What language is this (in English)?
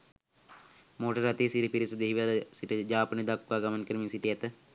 Sinhala